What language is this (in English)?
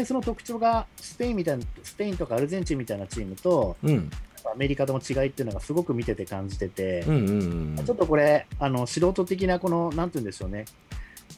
Japanese